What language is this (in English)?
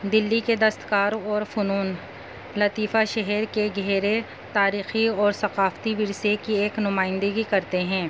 Urdu